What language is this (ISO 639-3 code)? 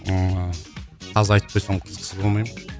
kaz